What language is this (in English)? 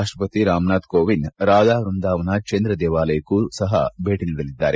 Kannada